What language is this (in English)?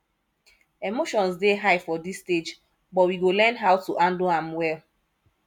Nigerian Pidgin